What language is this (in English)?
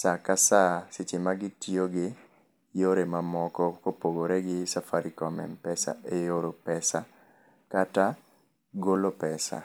Luo (Kenya and Tanzania)